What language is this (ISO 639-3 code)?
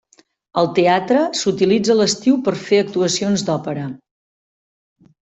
cat